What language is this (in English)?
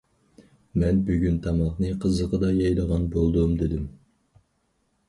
Uyghur